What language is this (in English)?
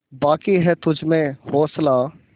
Hindi